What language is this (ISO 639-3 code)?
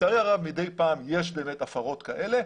heb